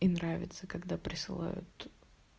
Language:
Russian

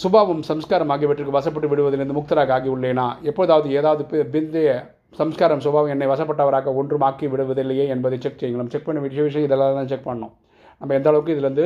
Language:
Tamil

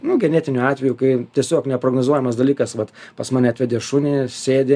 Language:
Lithuanian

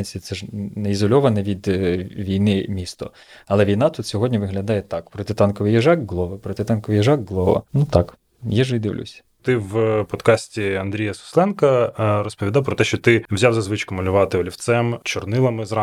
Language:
Ukrainian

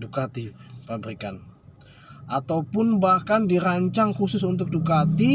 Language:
Indonesian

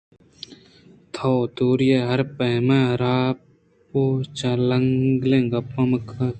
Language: Eastern Balochi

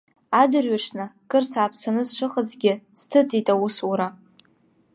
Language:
Abkhazian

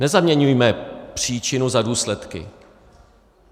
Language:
Czech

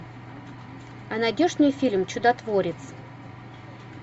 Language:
Russian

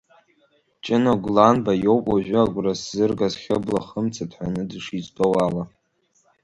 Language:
Abkhazian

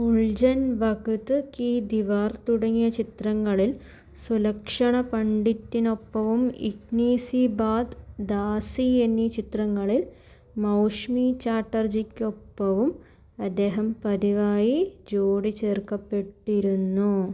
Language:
Malayalam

